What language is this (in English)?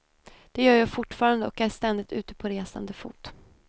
Swedish